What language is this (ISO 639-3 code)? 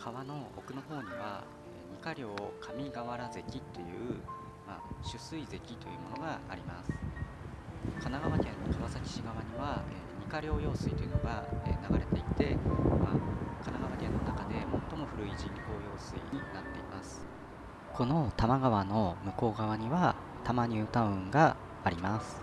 jpn